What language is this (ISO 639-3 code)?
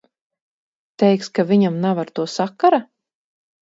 lav